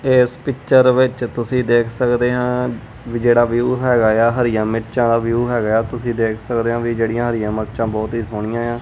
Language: Punjabi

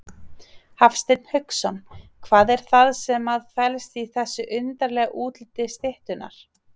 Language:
Icelandic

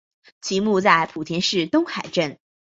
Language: Chinese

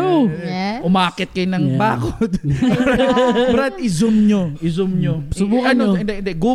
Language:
Filipino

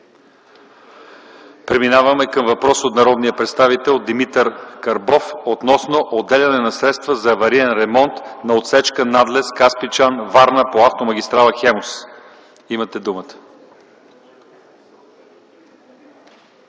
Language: Bulgarian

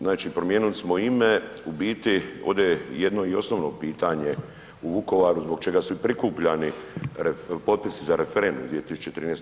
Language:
Croatian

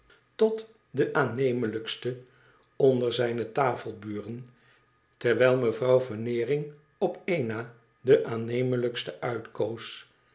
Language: Dutch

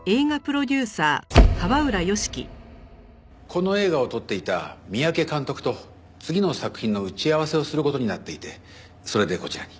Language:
Japanese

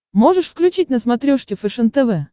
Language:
Russian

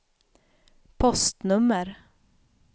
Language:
Swedish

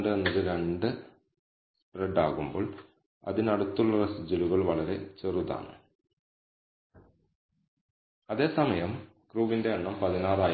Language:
Malayalam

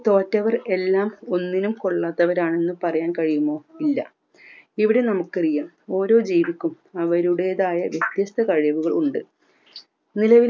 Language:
Malayalam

